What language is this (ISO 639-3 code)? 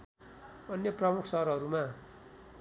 nep